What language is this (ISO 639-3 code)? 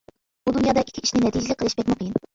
uig